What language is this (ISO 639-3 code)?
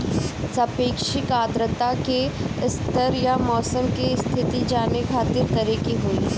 bho